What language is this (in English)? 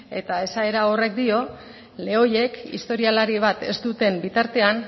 Basque